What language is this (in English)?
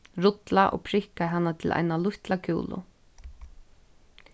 Faroese